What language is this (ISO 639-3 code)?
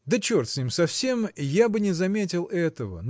rus